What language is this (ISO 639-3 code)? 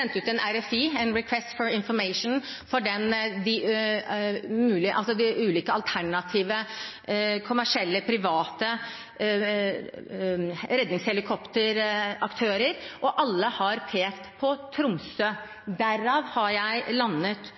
nob